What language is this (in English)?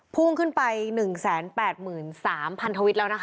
Thai